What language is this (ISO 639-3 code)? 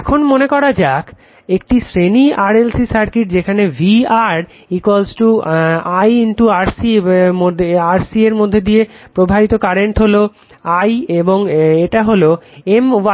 ben